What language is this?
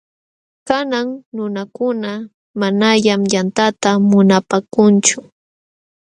Jauja Wanca Quechua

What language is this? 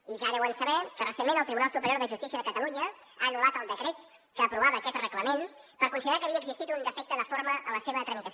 Catalan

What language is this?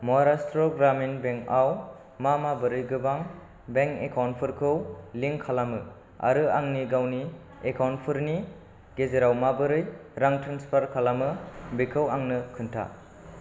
Bodo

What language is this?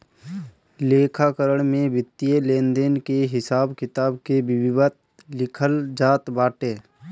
Bhojpuri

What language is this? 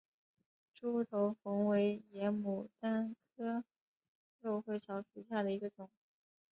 Chinese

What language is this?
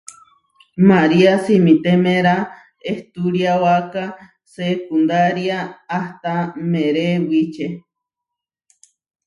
Huarijio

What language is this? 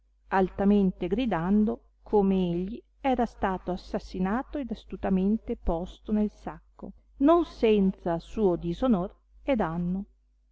Italian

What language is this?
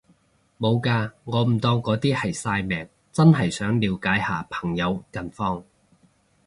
Cantonese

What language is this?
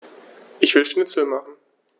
German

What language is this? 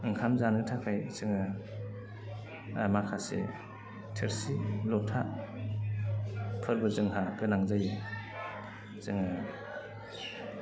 Bodo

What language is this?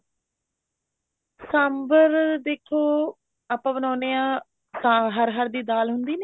Punjabi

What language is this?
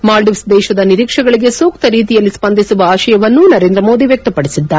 Kannada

